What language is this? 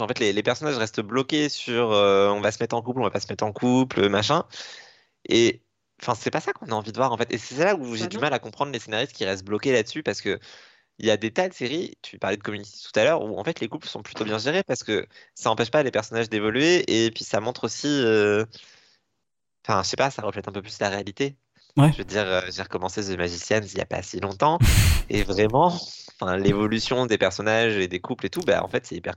French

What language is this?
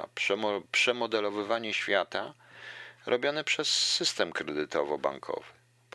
Polish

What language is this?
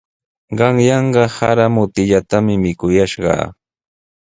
Sihuas Ancash Quechua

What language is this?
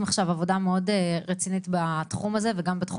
Hebrew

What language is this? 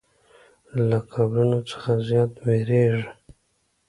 Pashto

